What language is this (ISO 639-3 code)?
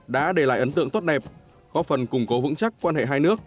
vie